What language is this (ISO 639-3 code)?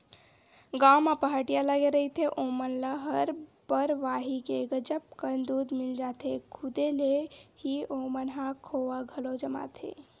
hne